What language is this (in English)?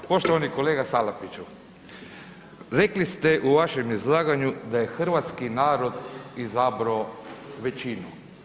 Croatian